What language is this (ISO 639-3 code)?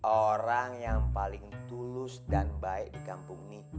ind